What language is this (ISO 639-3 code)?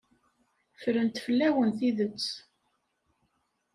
kab